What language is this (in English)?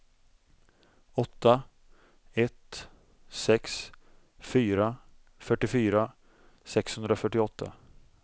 Swedish